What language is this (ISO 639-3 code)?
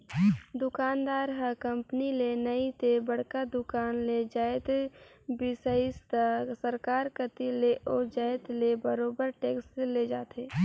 hne